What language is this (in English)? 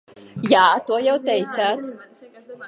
Latvian